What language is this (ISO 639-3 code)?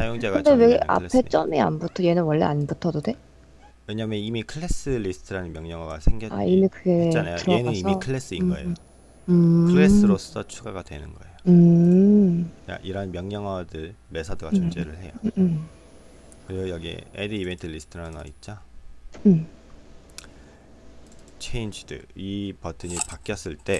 kor